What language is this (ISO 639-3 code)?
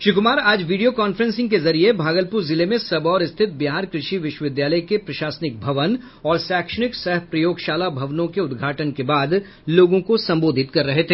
hin